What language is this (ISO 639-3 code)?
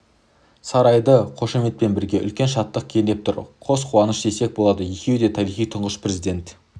kaz